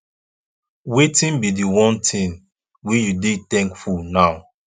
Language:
Nigerian Pidgin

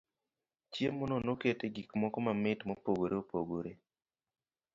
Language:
Luo (Kenya and Tanzania)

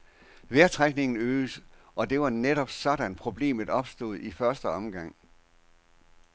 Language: Danish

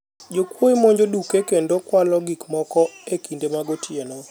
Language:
Luo (Kenya and Tanzania)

